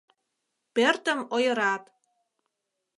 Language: Mari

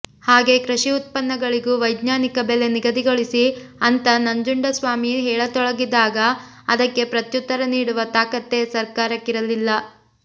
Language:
Kannada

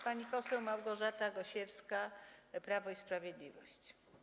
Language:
Polish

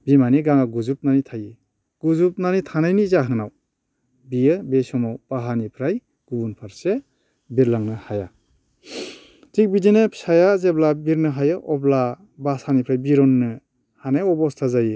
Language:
Bodo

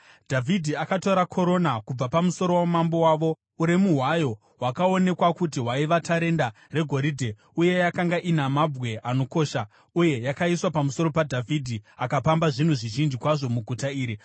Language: Shona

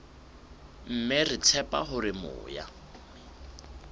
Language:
Southern Sotho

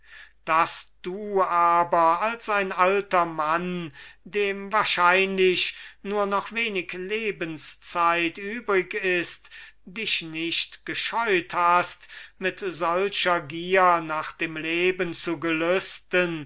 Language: German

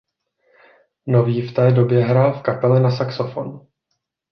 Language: Czech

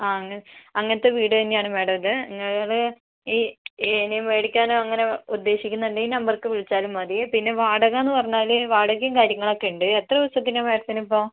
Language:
Malayalam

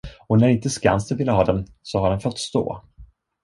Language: Swedish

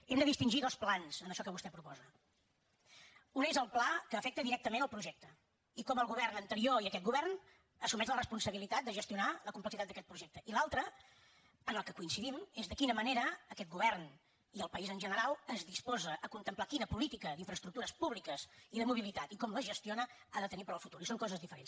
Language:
Catalan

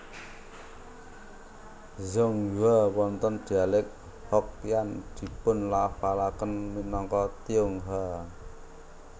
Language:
Javanese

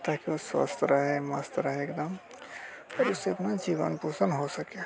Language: Hindi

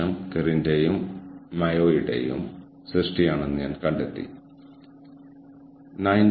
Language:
Malayalam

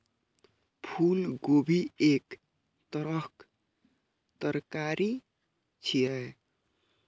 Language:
Maithili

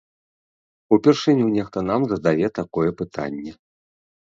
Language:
Belarusian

